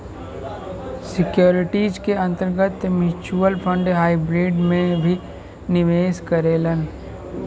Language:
Bhojpuri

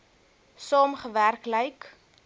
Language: Afrikaans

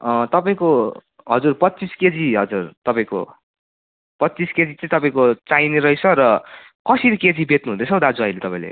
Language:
Nepali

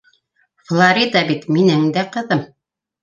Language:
Bashkir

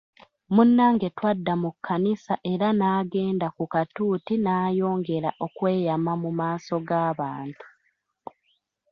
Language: Ganda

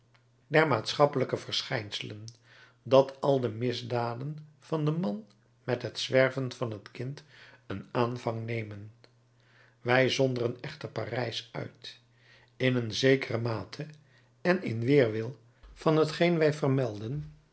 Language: Dutch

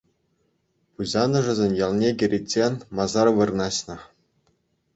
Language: Chuvash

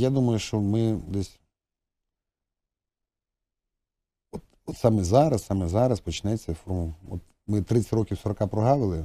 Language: Ukrainian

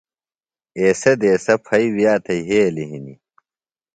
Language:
Phalura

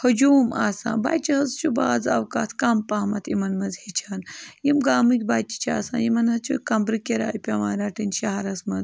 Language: Kashmiri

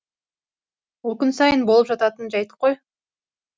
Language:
Kazakh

